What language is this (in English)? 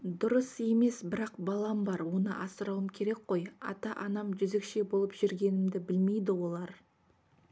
Kazakh